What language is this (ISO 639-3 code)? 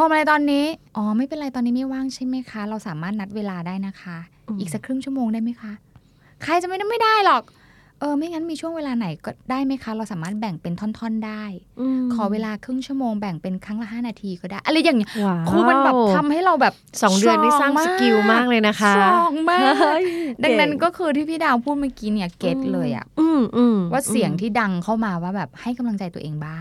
tha